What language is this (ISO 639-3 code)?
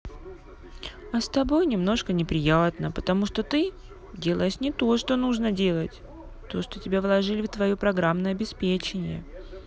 rus